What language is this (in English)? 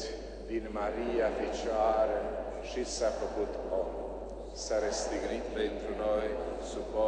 Romanian